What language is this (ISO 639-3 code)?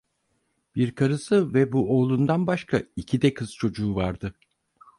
tur